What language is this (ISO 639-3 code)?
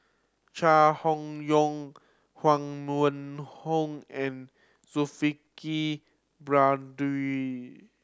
eng